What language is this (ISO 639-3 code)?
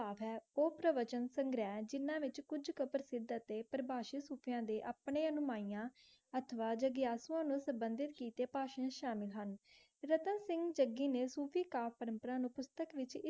pan